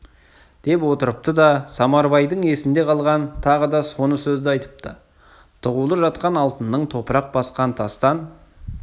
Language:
Kazakh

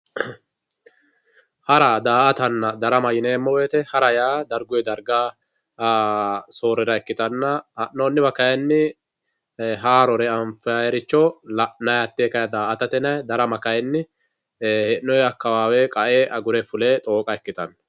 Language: Sidamo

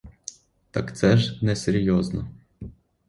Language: Ukrainian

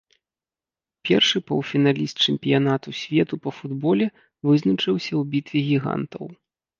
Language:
Belarusian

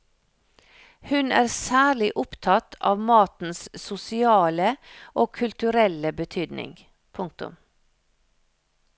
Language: Norwegian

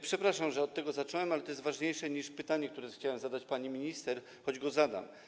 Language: Polish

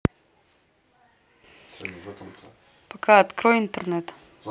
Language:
Russian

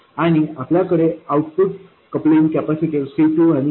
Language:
Marathi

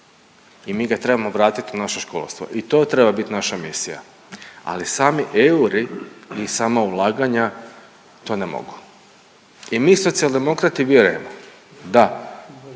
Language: Croatian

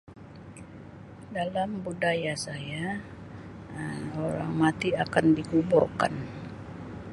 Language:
Sabah Malay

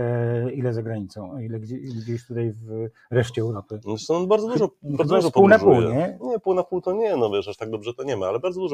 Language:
Polish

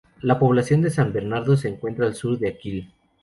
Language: Spanish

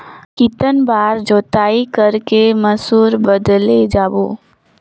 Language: Chhattisgarhi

